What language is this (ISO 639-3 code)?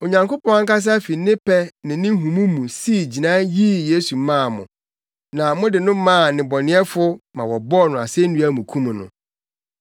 aka